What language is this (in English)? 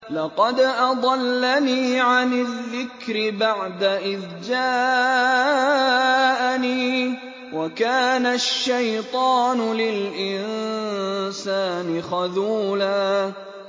Arabic